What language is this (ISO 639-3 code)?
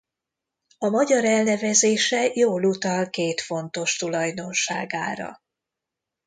hun